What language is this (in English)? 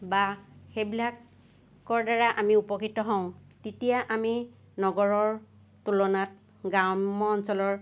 Assamese